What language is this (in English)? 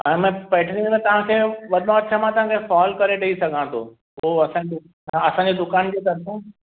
Sindhi